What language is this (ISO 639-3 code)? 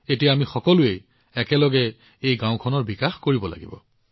asm